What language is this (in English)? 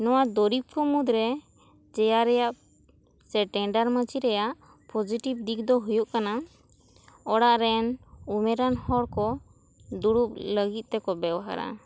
Santali